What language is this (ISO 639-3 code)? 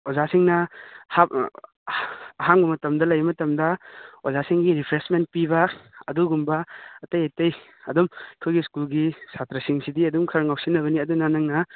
mni